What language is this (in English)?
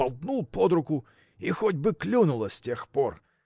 Russian